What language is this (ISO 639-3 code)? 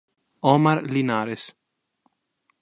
ita